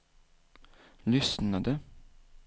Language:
Swedish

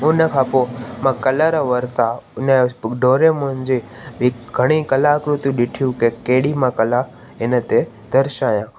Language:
Sindhi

